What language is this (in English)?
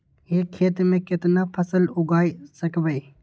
Magahi